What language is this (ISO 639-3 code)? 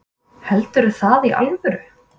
isl